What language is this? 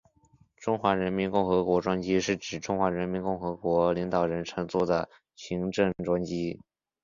Chinese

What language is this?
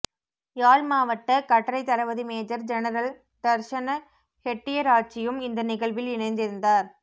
Tamil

